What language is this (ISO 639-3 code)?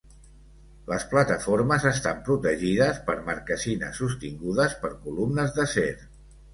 cat